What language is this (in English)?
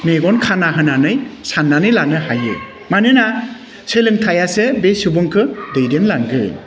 Bodo